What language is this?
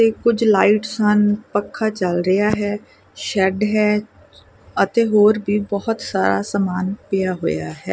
Punjabi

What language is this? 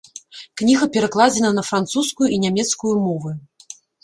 Belarusian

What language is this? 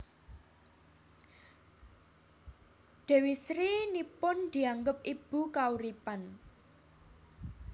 Javanese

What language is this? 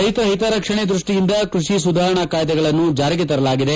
Kannada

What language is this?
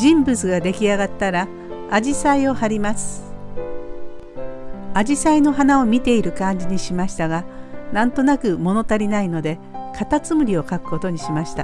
Japanese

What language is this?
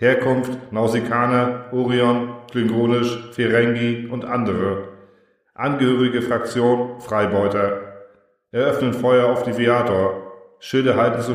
German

